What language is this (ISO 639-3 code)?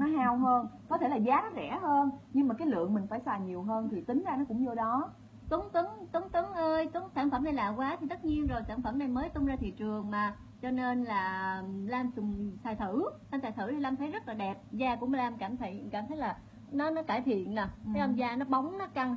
vie